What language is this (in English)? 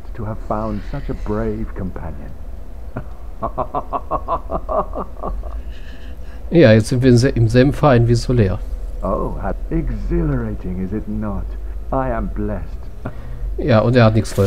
German